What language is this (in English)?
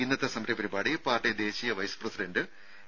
Malayalam